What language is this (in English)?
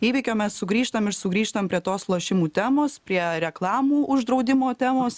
Lithuanian